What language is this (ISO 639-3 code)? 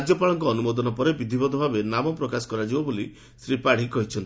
ori